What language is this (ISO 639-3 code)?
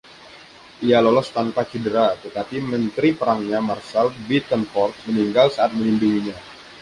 ind